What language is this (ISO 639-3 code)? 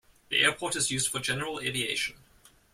eng